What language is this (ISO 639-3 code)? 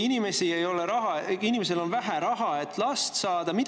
est